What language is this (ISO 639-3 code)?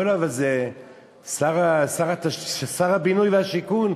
heb